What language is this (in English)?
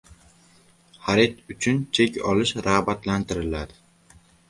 Uzbek